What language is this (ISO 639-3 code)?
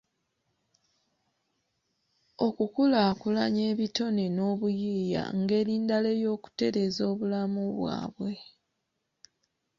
lug